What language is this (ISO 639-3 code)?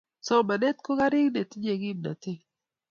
kln